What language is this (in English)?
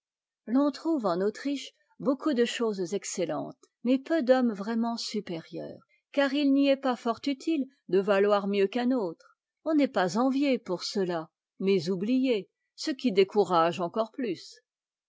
French